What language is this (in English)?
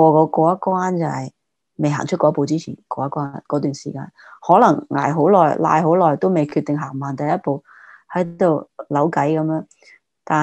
Chinese